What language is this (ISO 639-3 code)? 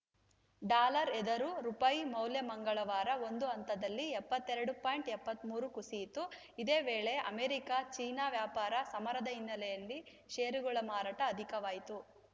kan